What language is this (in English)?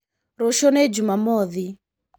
Kikuyu